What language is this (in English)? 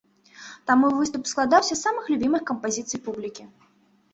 Belarusian